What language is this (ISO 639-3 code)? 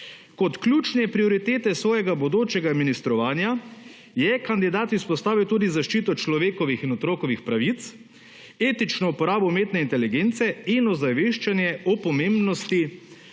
slv